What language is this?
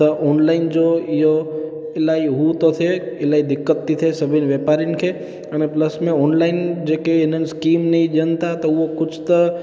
Sindhi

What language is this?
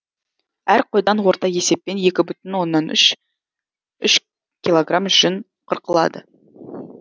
Kazakh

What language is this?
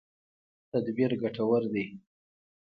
Pashto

